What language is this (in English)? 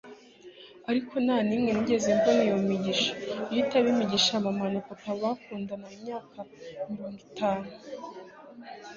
Kinyarwanda